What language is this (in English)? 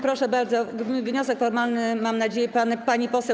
Polish